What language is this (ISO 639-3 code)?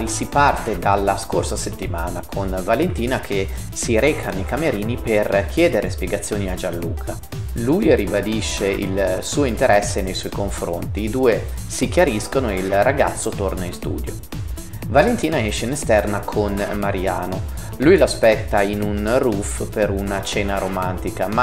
ita